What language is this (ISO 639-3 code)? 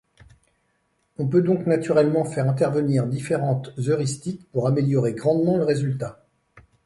fra